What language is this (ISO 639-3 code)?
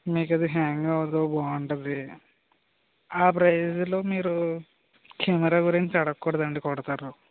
tel